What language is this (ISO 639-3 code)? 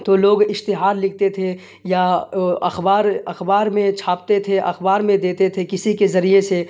urd